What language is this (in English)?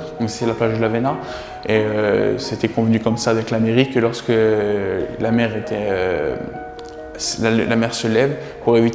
French